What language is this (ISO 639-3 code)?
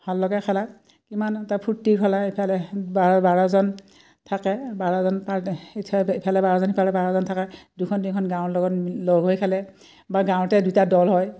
asm